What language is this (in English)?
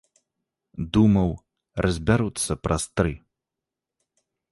Belarusian